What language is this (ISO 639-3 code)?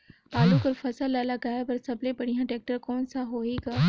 hne